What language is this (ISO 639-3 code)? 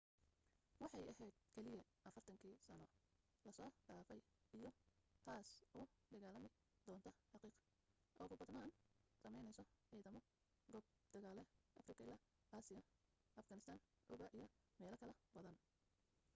som